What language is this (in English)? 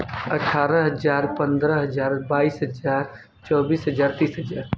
Hindi